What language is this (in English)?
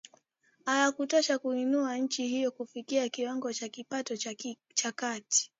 Swahili